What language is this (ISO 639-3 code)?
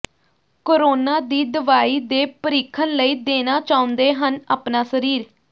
pan